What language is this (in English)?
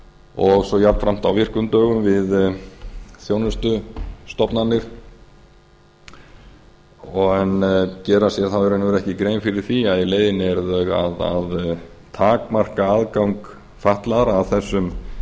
Icelandic